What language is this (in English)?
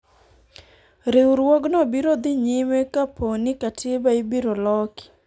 Luo (Kenya and Tanzania)